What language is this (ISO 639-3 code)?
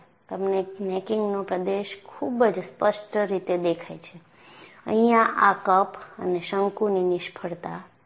guj